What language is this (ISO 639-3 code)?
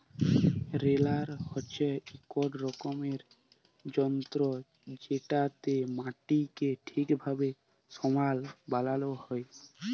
ben